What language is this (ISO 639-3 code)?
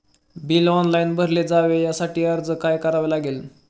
mar